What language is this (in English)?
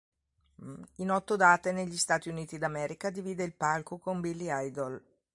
Italian